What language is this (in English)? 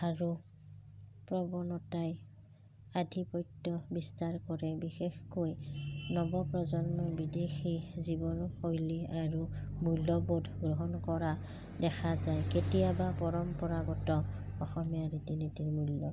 Assamese